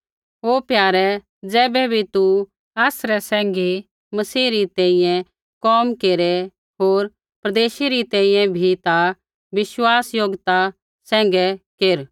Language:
Kullu Pahari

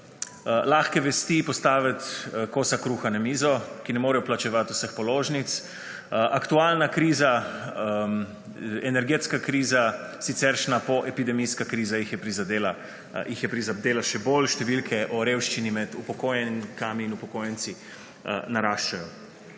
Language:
Slovenian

